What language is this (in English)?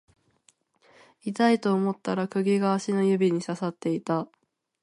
Japanese